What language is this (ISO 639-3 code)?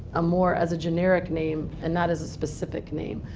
eng